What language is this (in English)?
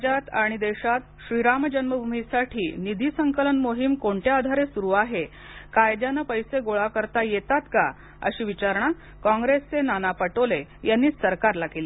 Marathi